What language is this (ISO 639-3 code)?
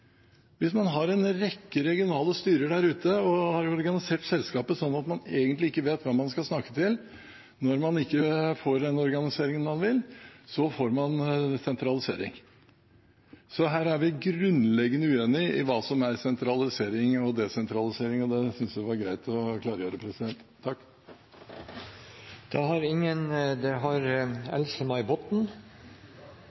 nob